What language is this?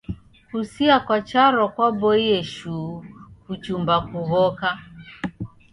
Taita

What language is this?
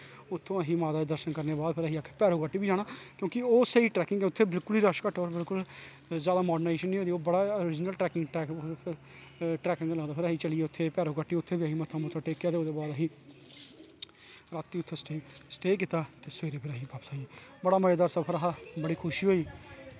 Dogri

